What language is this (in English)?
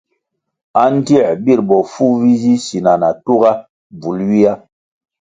Kwasio